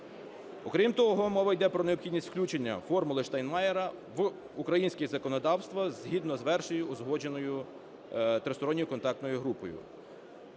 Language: Ukrainian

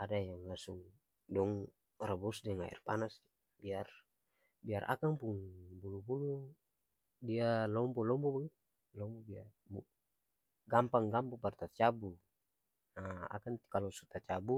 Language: Ambonese Malay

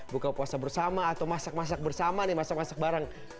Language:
Indonesian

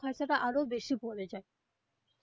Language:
Bangla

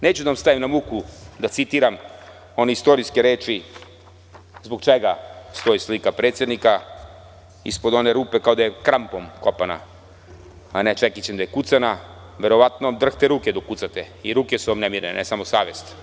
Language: Serbian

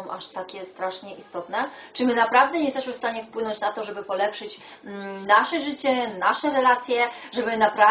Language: Polish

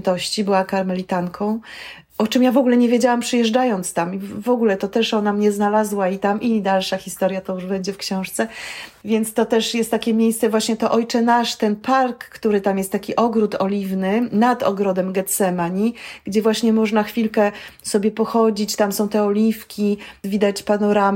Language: Polish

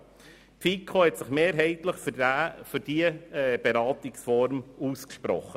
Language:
Swiss German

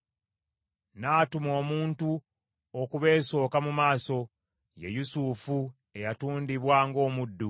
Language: Ganda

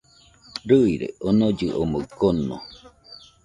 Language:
Nüpode Huitoto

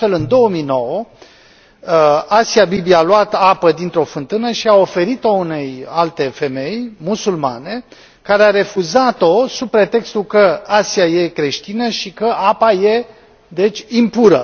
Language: Romanian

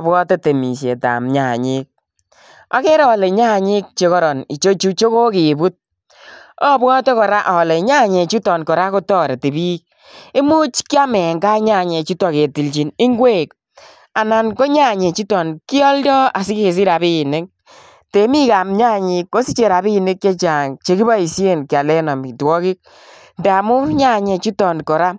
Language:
Kalenjin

